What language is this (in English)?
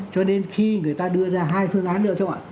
Vietnamese